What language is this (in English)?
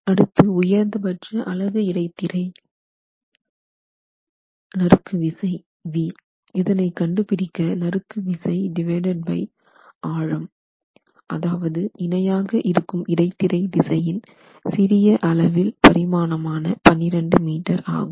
Tamil